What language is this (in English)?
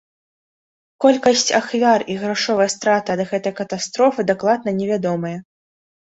Belarusian